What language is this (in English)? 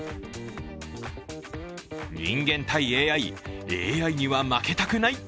Japanese